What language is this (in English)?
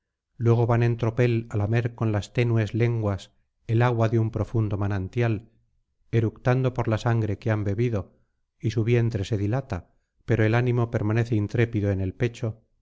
Spanish